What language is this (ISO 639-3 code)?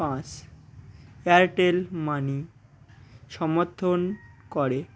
ben